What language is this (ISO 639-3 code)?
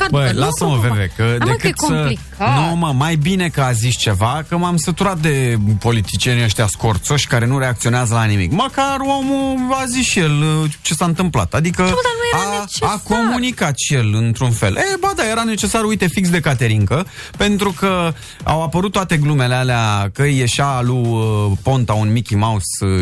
ron